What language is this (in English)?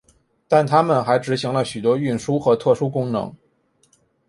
Chinese